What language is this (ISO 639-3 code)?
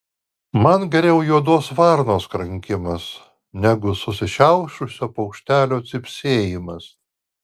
lit